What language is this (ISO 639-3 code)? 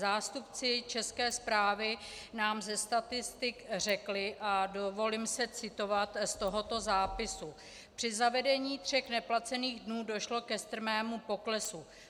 ces